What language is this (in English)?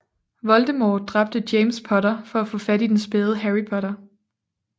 Danish